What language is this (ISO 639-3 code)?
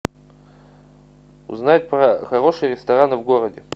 rus